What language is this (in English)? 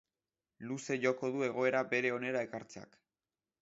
Basque